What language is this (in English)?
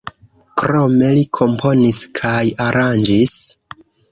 Esperanto